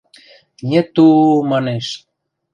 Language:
Western Mari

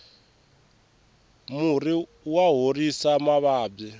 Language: Tsonga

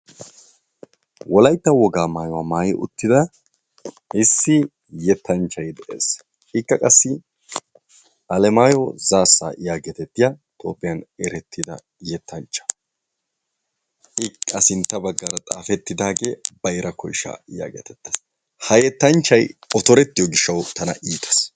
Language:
Wolaytta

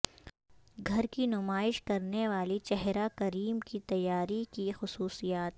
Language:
Urdu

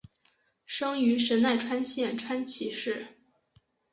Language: Chinese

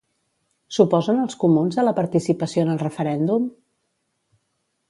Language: Catalan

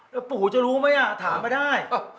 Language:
Thai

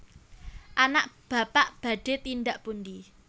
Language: Javanese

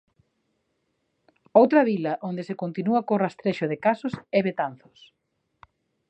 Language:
Galician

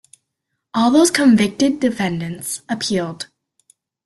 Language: English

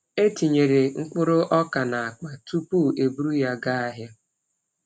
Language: Igbo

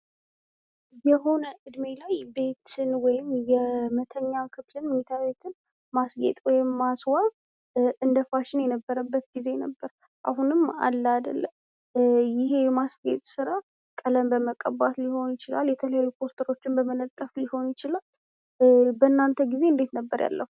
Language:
Amharic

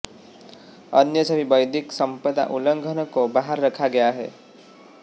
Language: Hindi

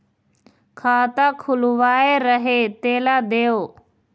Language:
Chhattisgarhi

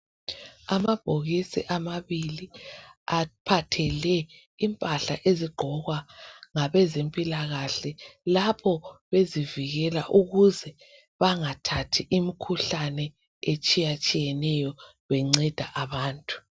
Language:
North Ndebele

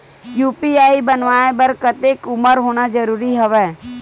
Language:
Chhattisgarhi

